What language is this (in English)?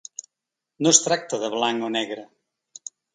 Catalan